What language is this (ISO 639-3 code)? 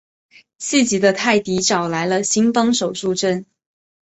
zho